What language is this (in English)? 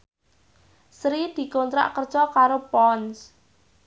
Javanese